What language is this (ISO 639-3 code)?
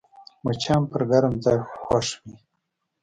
pus